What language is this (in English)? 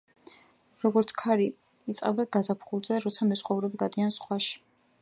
Georgian